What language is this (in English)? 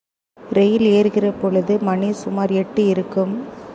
Tamil